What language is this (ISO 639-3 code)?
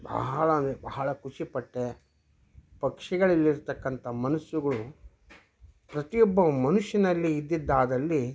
kan